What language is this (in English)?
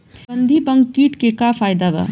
Bhojpuri